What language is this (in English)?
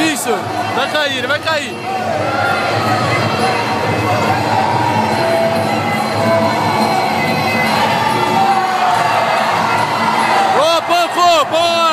Portuguese